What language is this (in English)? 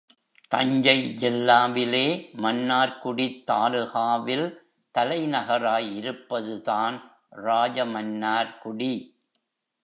Tamil